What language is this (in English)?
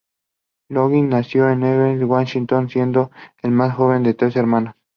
Spanish